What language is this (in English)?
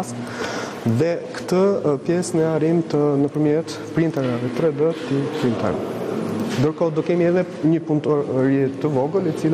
Romanian